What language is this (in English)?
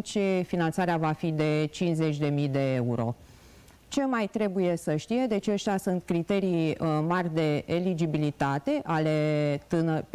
Romanian